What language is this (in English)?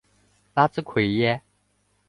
Chinese